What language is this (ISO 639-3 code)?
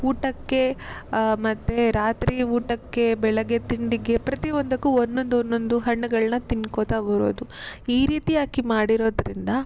kan